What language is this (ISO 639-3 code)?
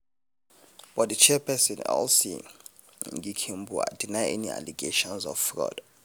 pcm